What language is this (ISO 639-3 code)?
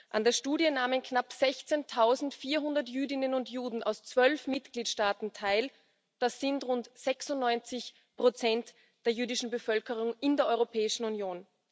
deu